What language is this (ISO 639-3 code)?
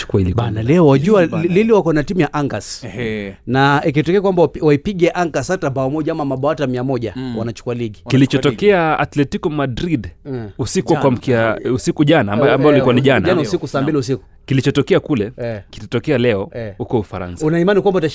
swa